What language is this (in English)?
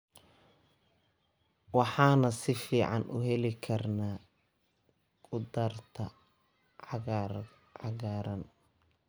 Somali